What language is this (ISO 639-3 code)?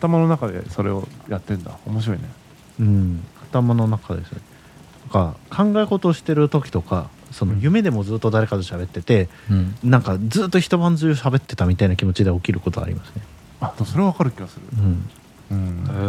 jpn